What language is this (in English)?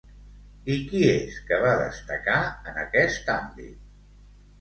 Catalan